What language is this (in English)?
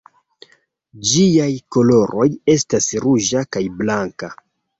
Esperanto